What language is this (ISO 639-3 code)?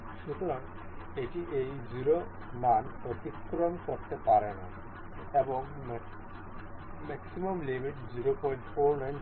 ben